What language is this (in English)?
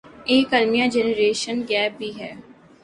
Urdu